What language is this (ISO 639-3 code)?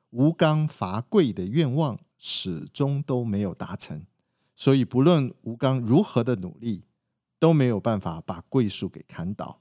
zho